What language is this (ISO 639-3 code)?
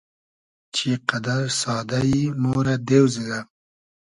haz